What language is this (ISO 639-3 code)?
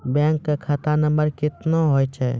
mai